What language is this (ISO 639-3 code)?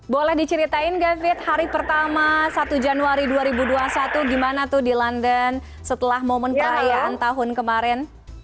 ind